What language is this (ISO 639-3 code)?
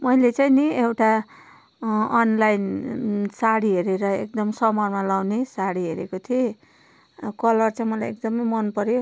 nep